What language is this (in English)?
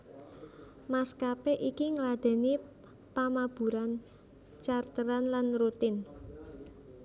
Javanese